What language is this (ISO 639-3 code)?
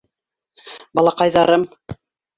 bak